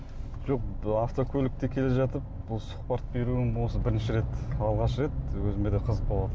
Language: Kazakh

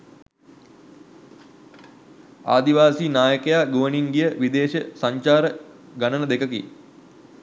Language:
Sinhala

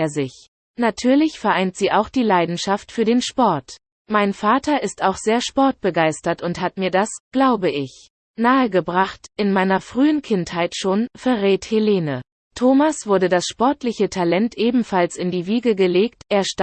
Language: German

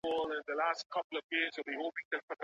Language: Pashto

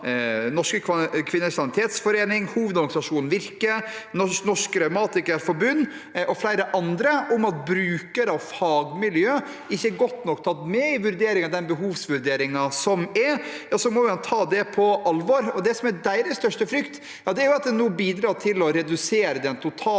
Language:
Norwegian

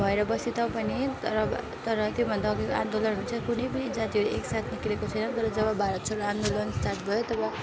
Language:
Nepali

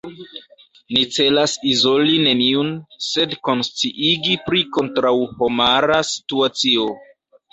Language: Esperanto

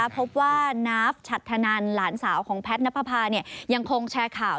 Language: Thai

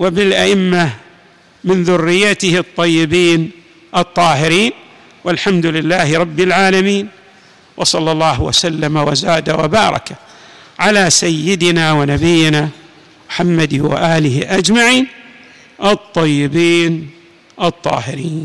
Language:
Arabic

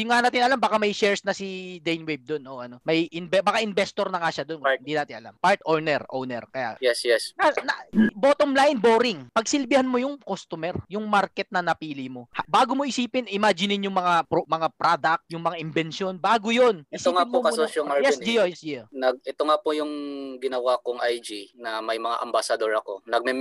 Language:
Filipino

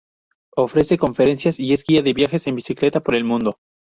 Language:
Spanish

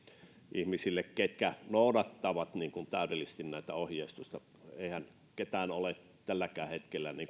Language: Finnish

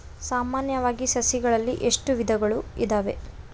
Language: Kannada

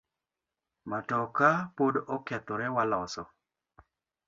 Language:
Luo (Kenya and Tanzania)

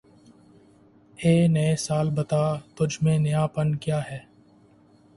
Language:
Urdu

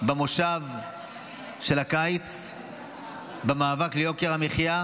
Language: Hebrew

